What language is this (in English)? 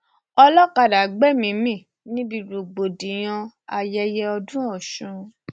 Yoruba